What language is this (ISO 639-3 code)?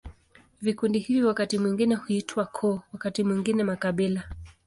swa